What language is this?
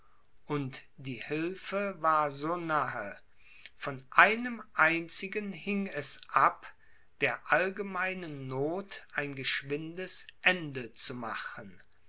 German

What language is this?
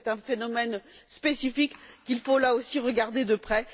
French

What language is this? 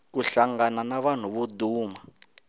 Tsonga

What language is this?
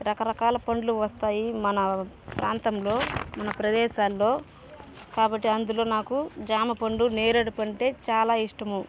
Telugu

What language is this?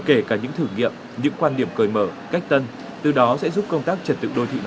Vietnamese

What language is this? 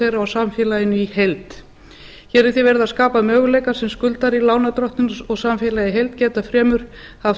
Icelandic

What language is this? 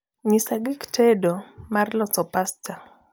Luo (Kenya and Tanzania)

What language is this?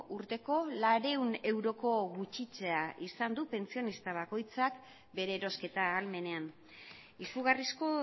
Basque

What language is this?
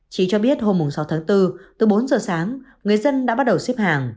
Vietnamese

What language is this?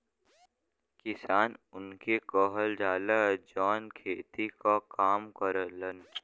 Bhojpuri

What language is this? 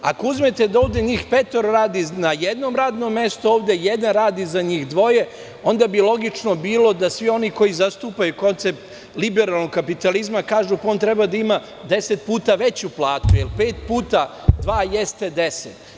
Serbian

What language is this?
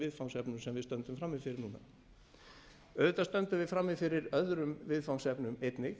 Icelandic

